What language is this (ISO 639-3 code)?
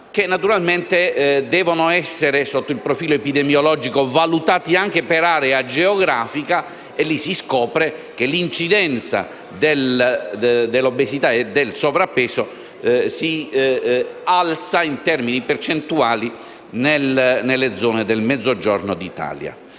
ita